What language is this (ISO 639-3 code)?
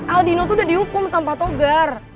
ind